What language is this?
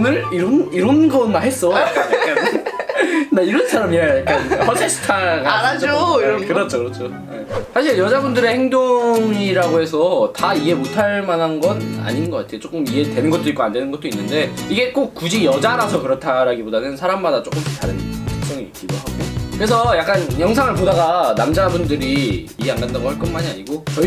Korean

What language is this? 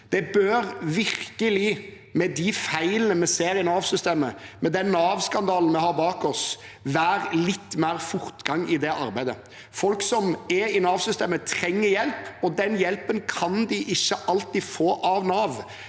Norwegian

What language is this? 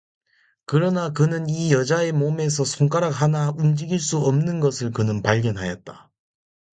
Korean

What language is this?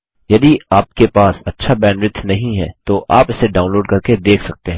Hindi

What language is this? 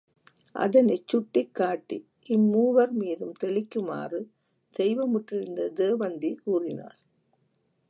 Tamil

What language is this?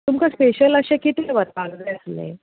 Konkani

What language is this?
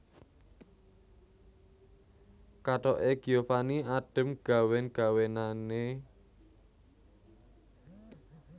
Javanese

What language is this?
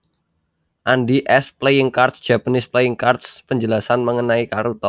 Javanese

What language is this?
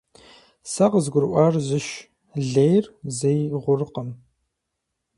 Kabardian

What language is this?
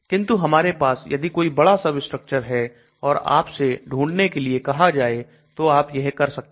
Hindi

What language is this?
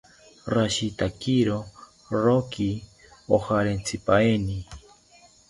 South Ucayali Ashéninka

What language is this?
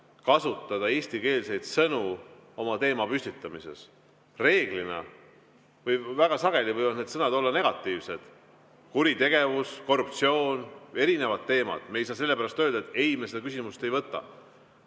Estonian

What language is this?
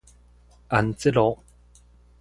Min Nan Chinese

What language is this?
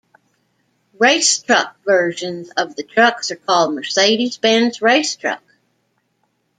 English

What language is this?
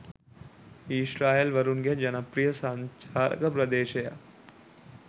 Sinhala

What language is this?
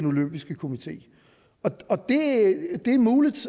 Danish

